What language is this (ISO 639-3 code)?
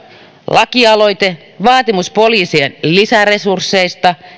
fin